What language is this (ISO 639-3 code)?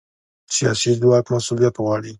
pus